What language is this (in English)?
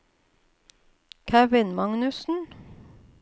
Norwegian